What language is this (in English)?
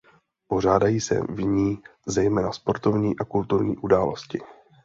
Czech